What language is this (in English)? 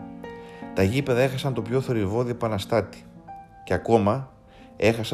Greek